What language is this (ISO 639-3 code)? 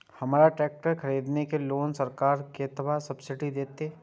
mai